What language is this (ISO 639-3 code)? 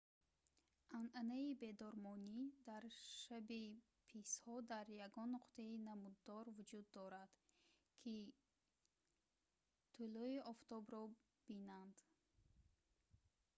tgk